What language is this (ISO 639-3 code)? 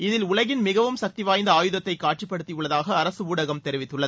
tam